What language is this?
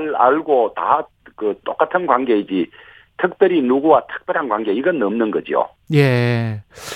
Korean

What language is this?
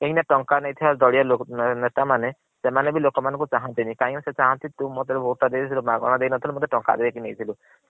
Odia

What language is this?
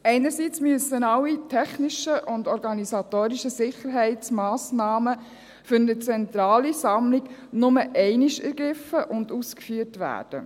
Swiss German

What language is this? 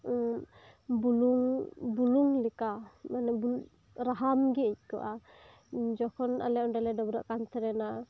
Santali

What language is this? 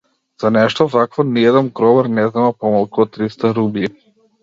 Macedonian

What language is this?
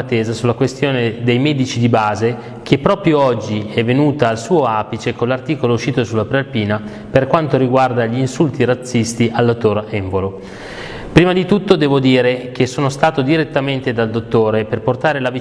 Italian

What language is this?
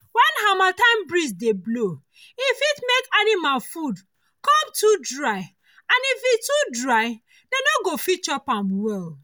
Nigerian Pidgin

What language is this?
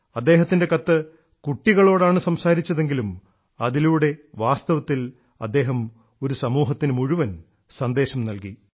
Malayalam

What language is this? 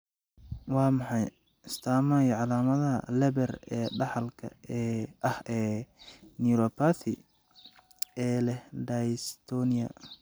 Somali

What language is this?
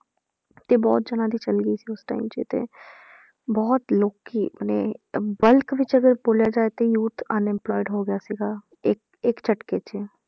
Punjabi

